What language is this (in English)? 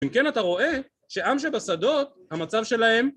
Hebrew